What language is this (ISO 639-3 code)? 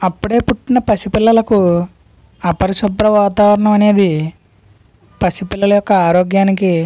tel